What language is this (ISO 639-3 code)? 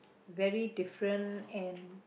eng